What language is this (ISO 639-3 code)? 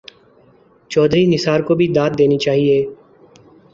urd